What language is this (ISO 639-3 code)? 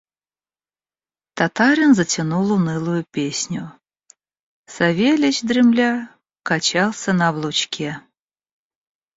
rus